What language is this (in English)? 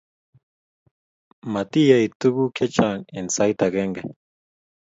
Kalenjin